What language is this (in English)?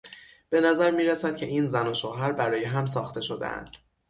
Persian